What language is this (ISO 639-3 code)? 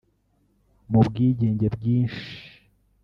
kin